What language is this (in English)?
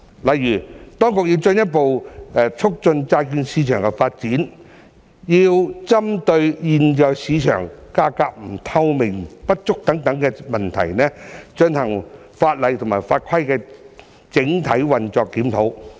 Cantonese